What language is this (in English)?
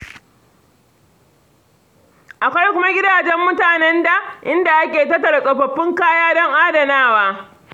Hausa